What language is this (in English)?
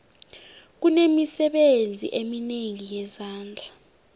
South Ndebele